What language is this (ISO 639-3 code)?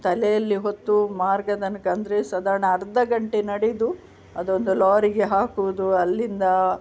kan